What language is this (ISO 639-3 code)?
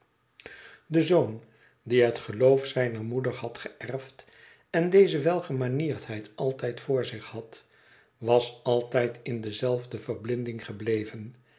nld